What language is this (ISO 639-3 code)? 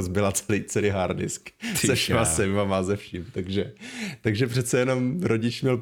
ces